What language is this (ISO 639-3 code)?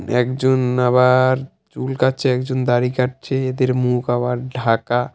ben